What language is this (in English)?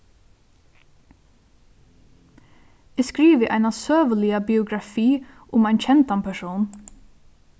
Faroese